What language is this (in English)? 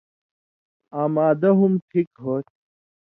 Indus Kohistani